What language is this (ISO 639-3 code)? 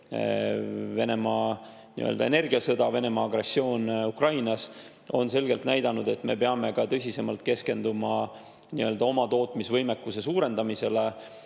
est